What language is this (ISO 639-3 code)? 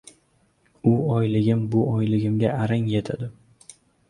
uzb